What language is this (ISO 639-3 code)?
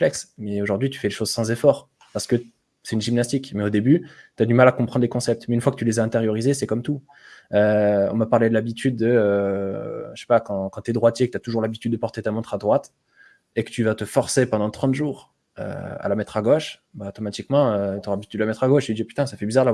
fra